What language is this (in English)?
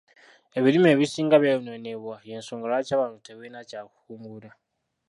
Ganda